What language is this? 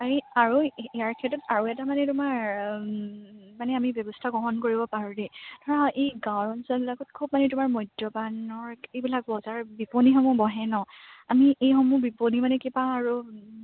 Assamese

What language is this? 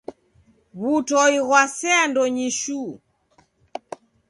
Taita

